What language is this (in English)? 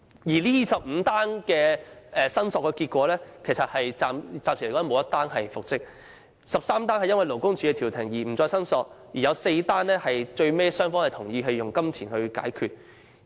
Cantonese